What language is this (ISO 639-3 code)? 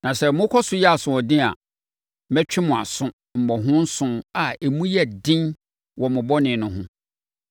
aka